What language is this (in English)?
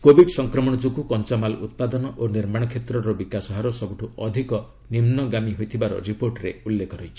Odia